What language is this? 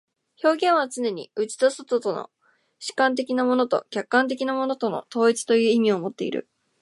Japanese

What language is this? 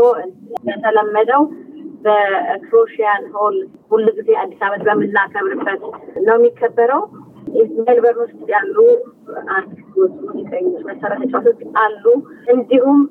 Amharic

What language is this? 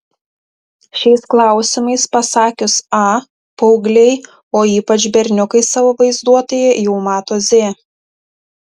Lithuanian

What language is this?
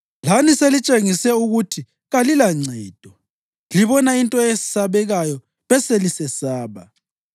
North Ndebele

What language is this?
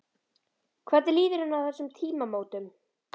Icelandic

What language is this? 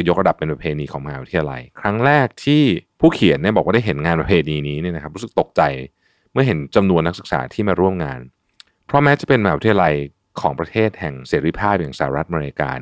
Thai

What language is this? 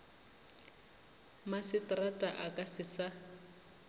Northern Sotho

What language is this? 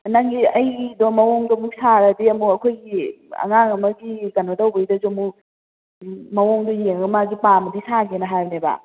Manipuri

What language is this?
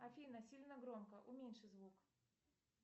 Russian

